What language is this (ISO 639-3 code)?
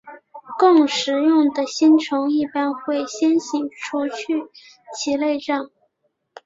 zho